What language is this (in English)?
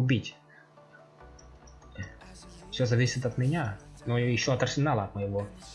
Russian